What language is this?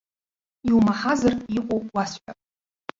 Abkhazian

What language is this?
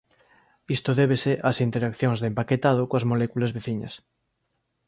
Galician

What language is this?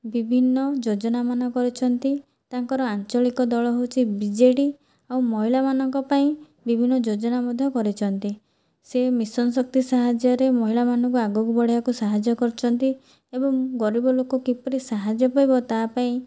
Odia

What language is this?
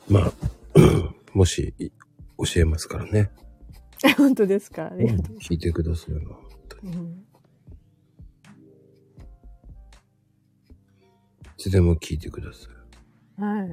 Japanese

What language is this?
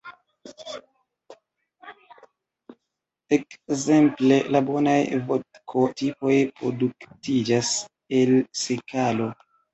Esperanto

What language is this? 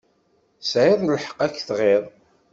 Kabyle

